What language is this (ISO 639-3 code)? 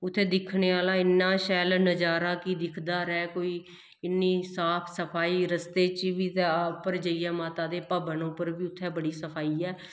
doi